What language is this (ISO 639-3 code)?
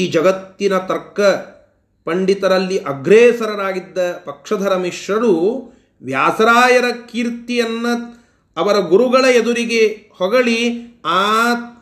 kan